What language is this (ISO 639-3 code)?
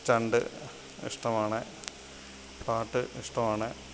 mal